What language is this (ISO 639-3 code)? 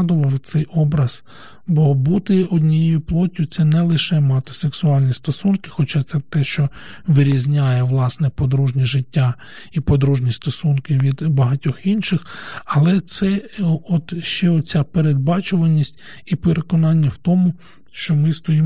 ukr